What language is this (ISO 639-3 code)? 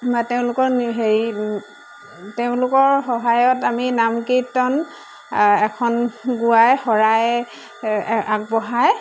asm